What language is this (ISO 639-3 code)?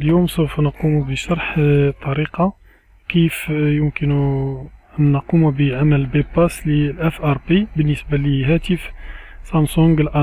ara